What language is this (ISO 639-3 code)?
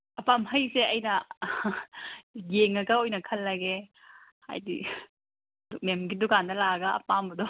mni